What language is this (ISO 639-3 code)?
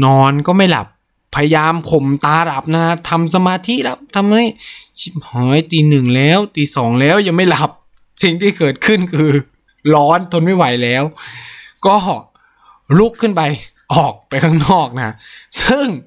tha